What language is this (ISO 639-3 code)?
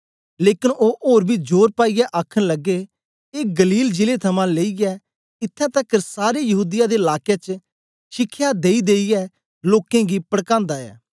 doi